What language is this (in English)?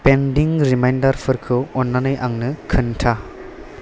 Bodo